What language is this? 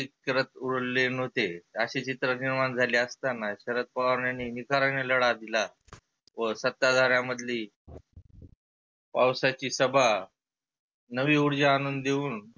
Marathi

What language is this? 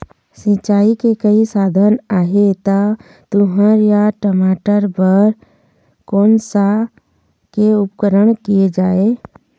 Chhattisgarhi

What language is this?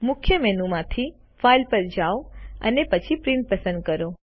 Gujarati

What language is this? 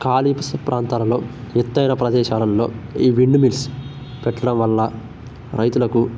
Telugu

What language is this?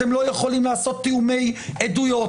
Hebrew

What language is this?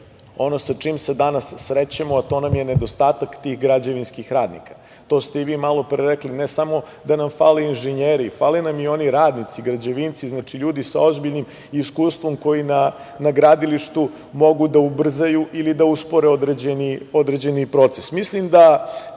Serbian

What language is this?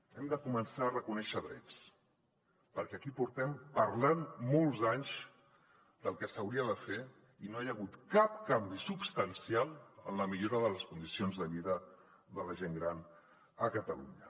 Catalan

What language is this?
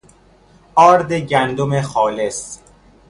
Persian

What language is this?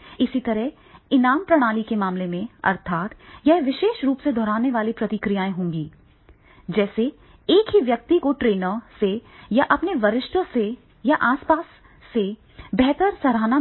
Hindi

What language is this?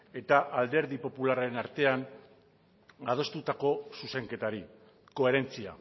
Basque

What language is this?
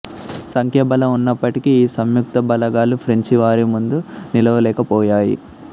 Telugu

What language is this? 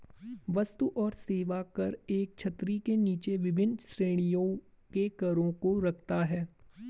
Hindi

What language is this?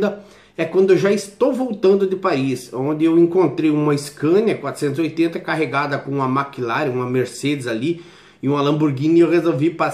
Portuguese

